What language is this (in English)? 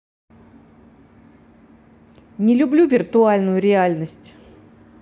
Russian